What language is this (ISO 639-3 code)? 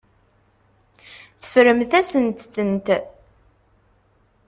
kab